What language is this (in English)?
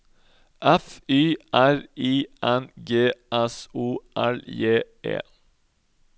Norwegian